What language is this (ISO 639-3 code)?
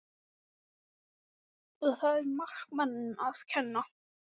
isl